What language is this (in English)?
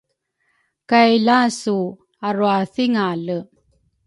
Rukai